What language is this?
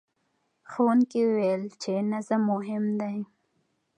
Pashto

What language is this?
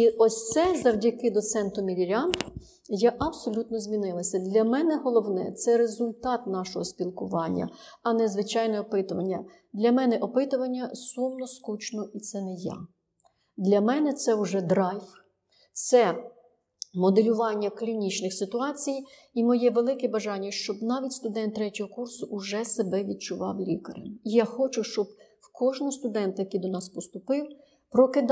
Ukrainian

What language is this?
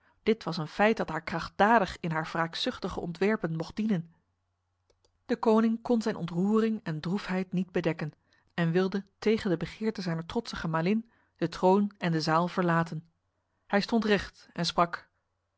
Dutch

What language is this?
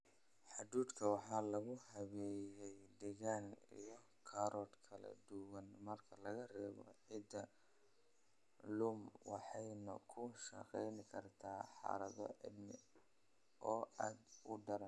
Somali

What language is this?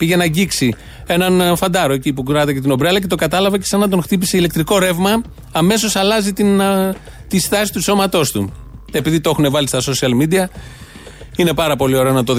Greek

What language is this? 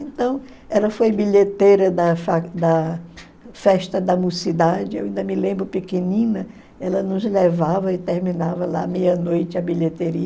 Portuguese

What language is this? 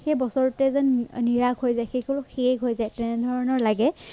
Assamese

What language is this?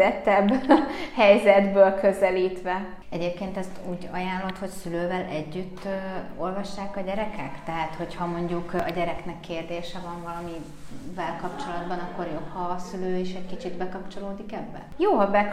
Hungarian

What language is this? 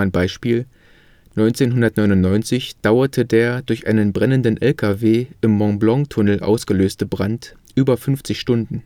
German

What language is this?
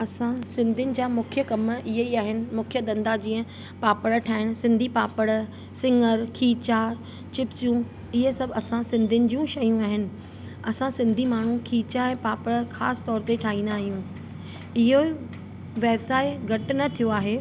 Sindhi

